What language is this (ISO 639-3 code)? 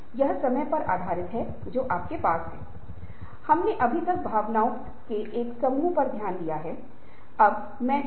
hin